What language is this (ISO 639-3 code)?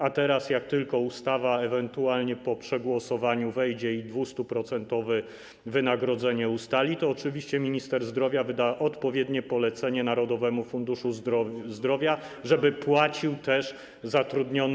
pol